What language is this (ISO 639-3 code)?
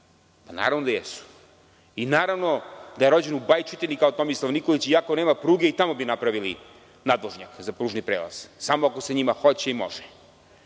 srp